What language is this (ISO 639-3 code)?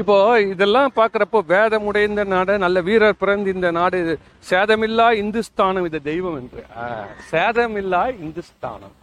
tam